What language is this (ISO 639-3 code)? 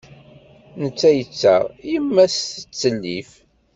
kab